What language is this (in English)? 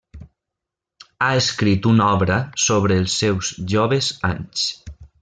Catalan